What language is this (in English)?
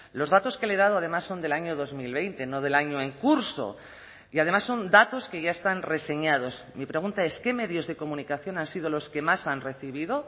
Spanish